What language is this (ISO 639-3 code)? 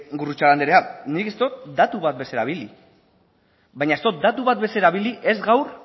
eus